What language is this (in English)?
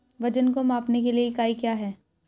Hindi